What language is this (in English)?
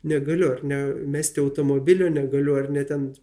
Lithuanian